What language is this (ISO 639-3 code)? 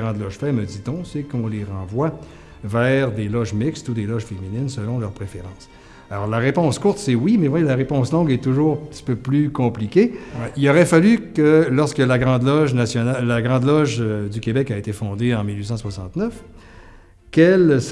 fra